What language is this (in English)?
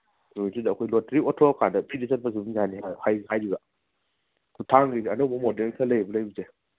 Manipuri